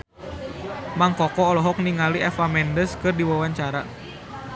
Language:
Sundanese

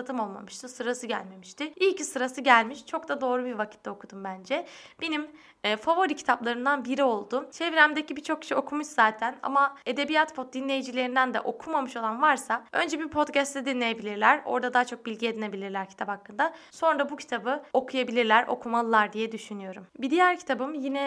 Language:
Turkish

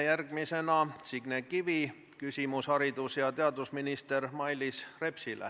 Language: Estonian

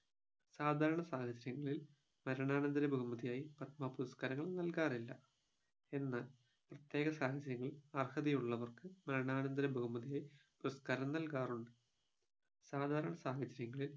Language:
Malayalam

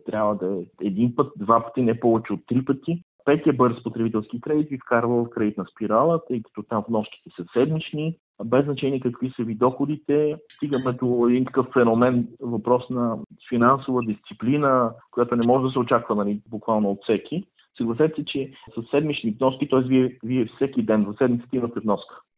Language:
Bulgarian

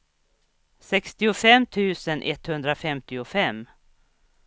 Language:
Swedish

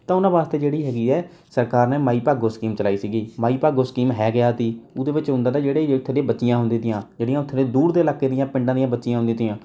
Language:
Punjabi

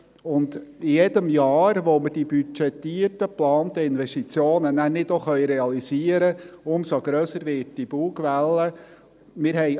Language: Swiss German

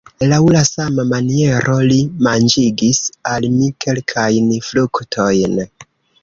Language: Esperanto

